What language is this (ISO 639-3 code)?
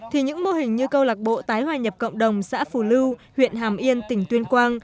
vie